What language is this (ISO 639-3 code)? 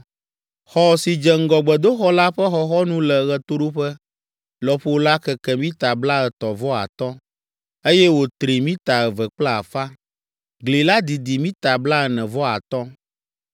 ewe